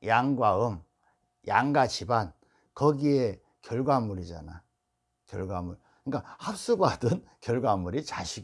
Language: Korean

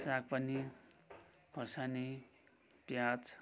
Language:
Nepali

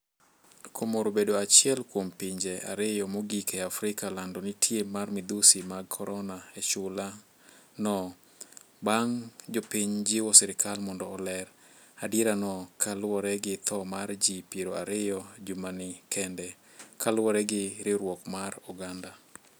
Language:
Luo (Kenya and Tanzania)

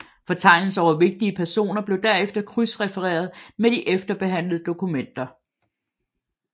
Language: Danish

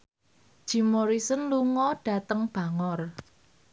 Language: Javanese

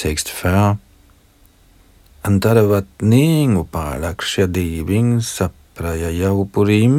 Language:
Danish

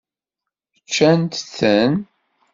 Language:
Kabyle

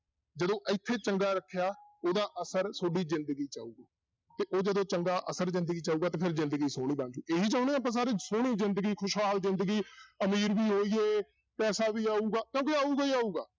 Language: Punjabi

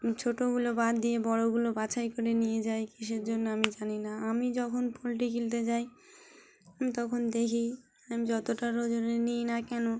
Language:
Bangla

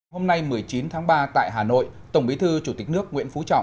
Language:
Vietnamese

